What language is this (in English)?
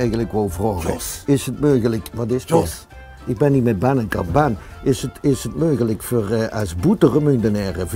Dutch